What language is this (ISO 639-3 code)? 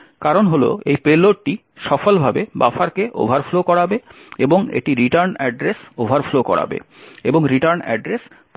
ben